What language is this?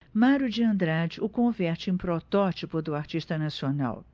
Portuguese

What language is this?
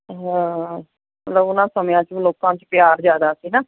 Punjabi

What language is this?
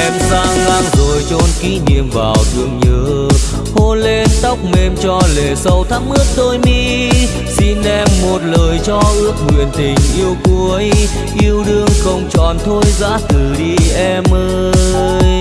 Vietnamese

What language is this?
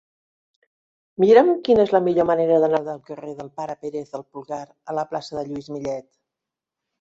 Catalan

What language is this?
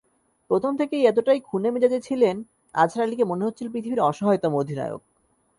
Bangla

